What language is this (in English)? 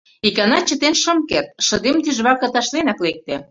Mari